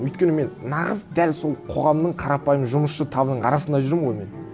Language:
Kazakh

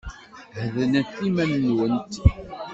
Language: Kabyle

